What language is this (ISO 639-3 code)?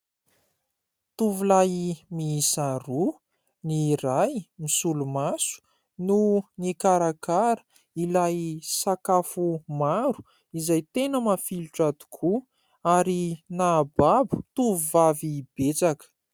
mlg